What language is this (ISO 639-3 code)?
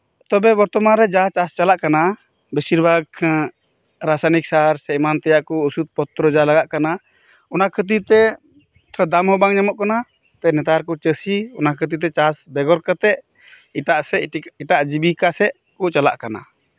sat